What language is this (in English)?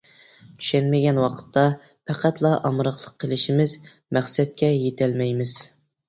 Uyghur